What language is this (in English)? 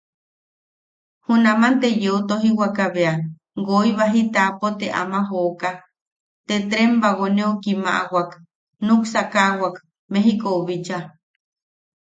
Yaqui